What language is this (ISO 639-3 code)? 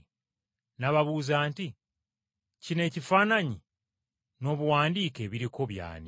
lug